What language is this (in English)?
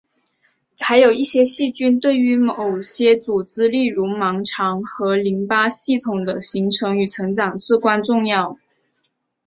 Chinese